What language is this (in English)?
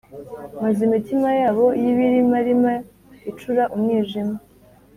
Kinyarwanda